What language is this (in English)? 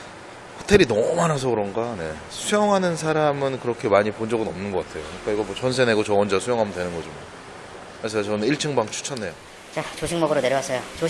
Korean